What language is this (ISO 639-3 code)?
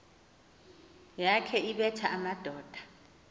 xho